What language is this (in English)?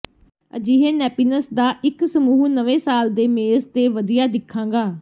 Punjabi